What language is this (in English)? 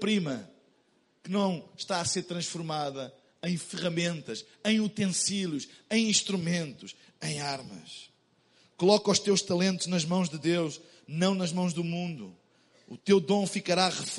Portuguese